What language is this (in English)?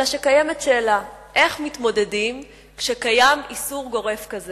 Hebrew